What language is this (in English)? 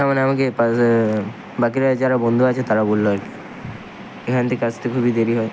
Bangla